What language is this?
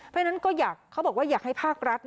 Thai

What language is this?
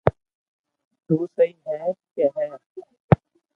Loarki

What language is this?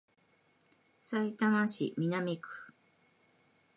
Japanese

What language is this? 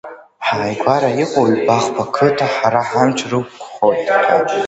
Abkhazian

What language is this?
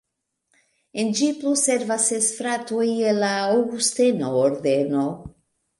Esperanto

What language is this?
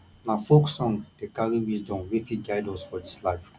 Nigerian Pidgin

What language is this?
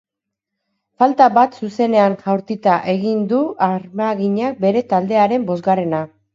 Basque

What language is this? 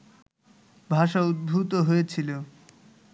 Bangla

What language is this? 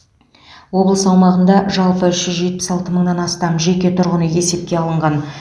Kazakh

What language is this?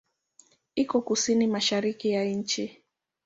Swahili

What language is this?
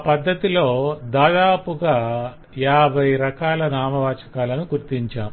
Telugu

